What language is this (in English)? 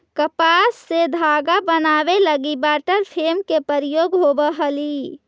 Magahi